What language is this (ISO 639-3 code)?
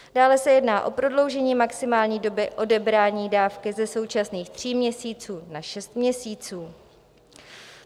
ces